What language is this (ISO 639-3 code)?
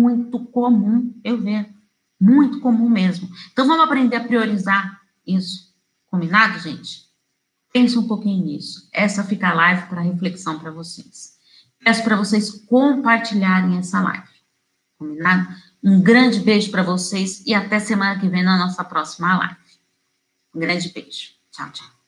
por